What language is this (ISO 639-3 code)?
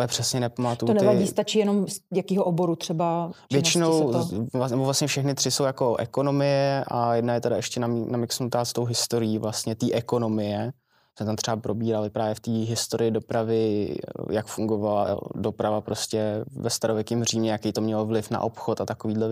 ces